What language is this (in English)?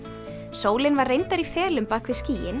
Icelandic